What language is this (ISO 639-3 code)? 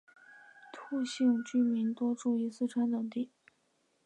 zho